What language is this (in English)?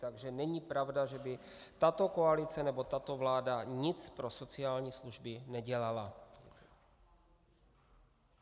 Czech